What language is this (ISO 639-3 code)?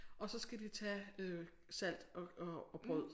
dan